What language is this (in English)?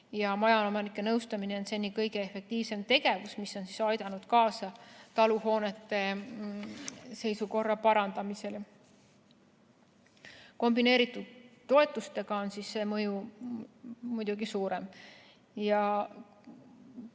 Estonian